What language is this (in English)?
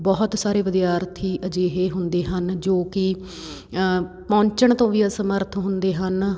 Punjabi